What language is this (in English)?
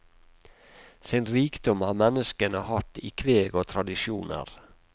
Norwegian